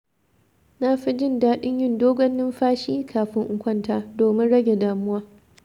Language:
Hausa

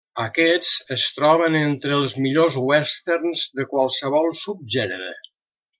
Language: Catalan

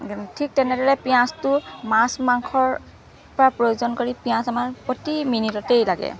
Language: Assamese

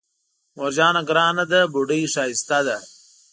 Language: Pashto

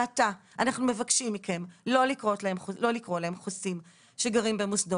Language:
Hebrew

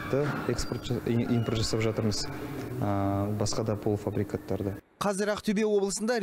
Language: Russian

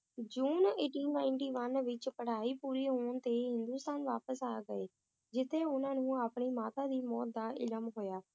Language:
Punjabi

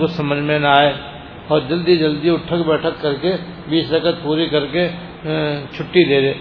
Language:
Persian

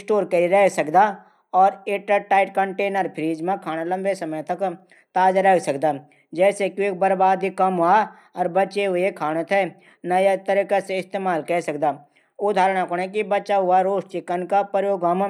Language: Garhwali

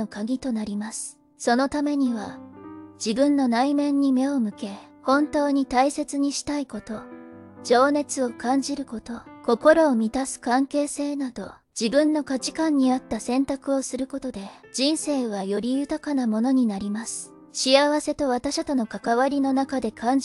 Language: Japanese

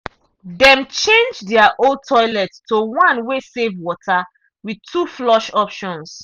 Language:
Nigerian Pidgin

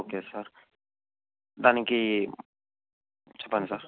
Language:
Telugu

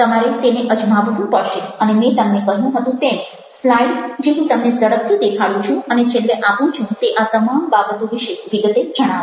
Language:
Gujarati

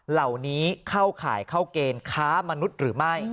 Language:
Thai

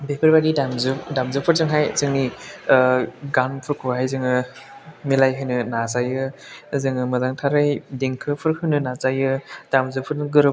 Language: Bodo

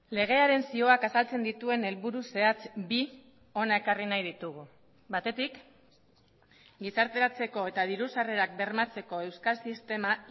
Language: Basque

